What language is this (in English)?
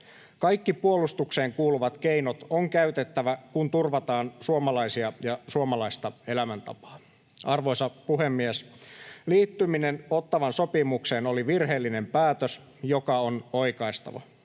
Finnish